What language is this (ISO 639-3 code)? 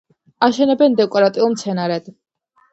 kat